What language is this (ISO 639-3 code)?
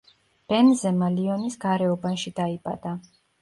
kat